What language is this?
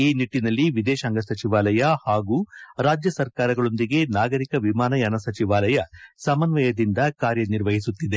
Kannada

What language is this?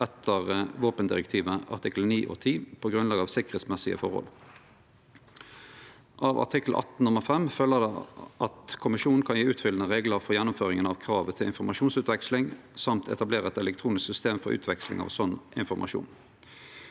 Norwegian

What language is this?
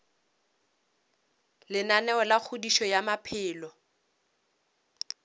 Northern Sotho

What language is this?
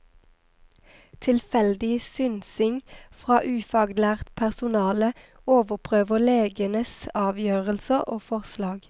Norwegian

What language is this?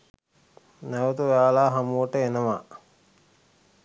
Sinhala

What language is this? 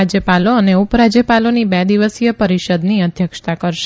Gujarati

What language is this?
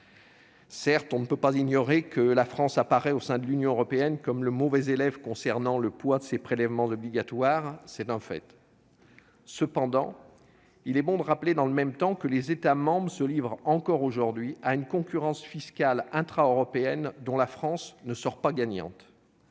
French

